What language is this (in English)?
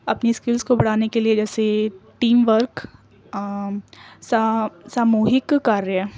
Urdu